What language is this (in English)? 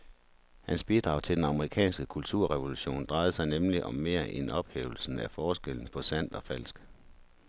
Danish